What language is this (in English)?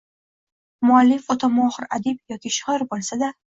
Uzbek